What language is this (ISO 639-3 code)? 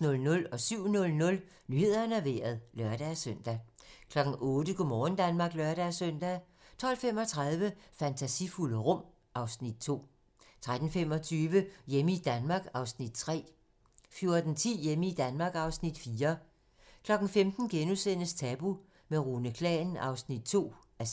dan